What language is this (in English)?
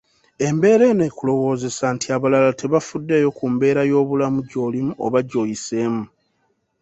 Ganda